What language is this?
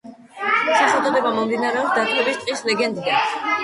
Georgian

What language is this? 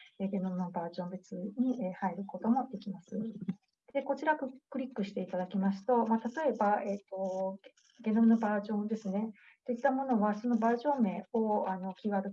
Japanese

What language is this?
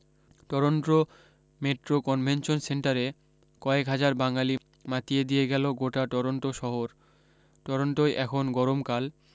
Bangla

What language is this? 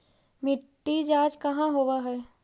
Magahi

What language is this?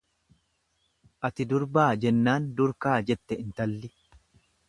Oromo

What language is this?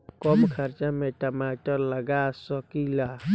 Bhojpuri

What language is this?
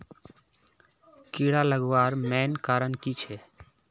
Magahi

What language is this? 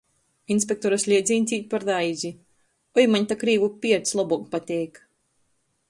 Latgalian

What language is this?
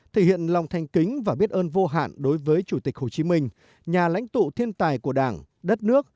Vietnamese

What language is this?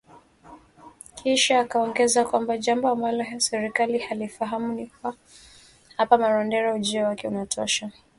Swahili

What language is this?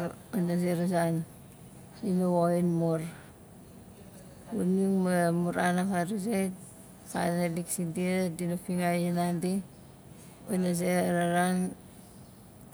Nalik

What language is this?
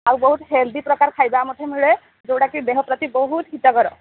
Odia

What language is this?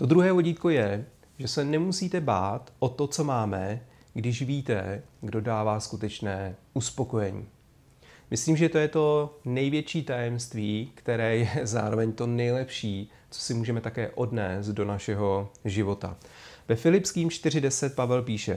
Czech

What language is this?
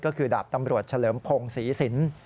Thai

